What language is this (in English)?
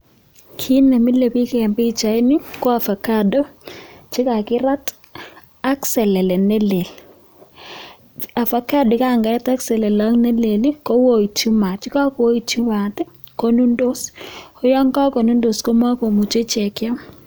Kalenjin